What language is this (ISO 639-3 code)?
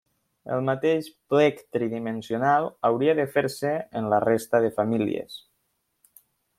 cat